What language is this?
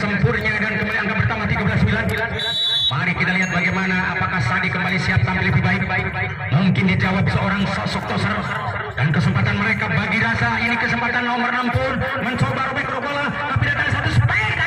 Indonesian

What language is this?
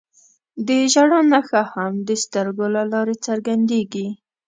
Pashto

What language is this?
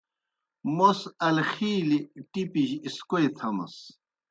Kohistani Shina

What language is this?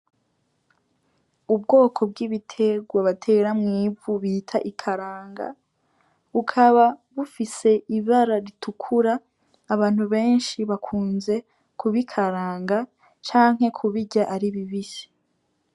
Rundi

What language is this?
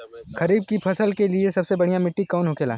Bhojpuri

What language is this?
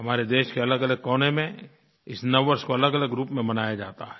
Hindi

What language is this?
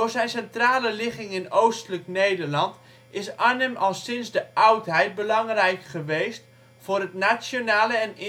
Dutch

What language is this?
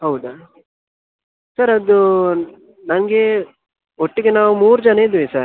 Kannada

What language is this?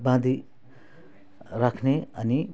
Nepali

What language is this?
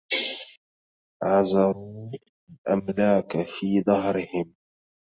Arabic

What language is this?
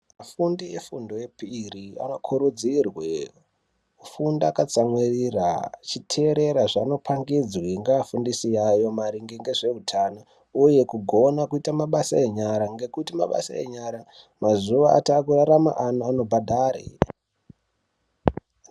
Ndau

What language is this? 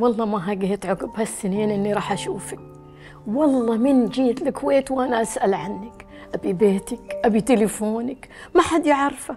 Arabic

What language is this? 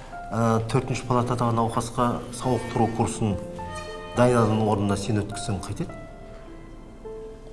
Turkish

